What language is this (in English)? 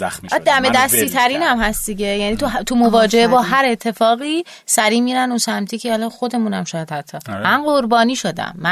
Persian